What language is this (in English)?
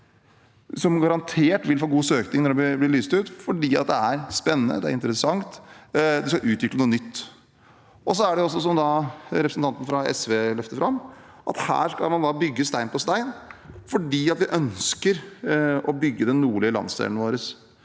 Norwegian